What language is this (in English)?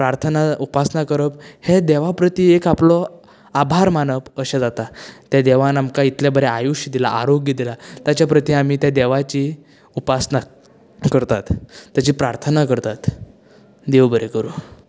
Konkani